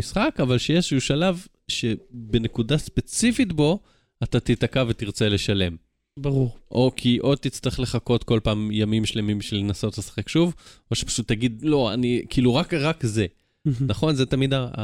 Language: Hebrew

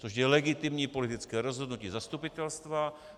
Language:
Czech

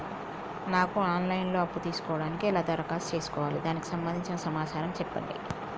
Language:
Telugu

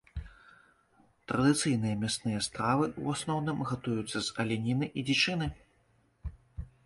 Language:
Belarusian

